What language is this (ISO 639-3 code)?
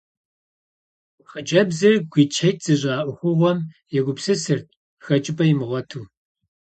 kbd